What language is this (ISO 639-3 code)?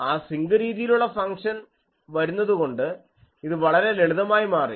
mal